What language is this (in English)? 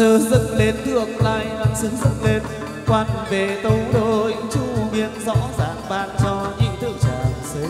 Vietnamese